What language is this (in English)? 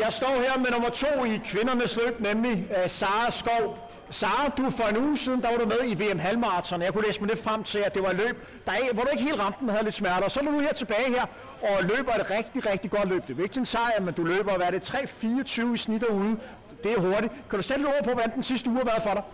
Danish